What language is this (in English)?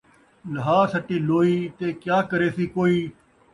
Saraiki